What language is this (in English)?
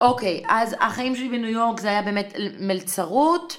Hebrew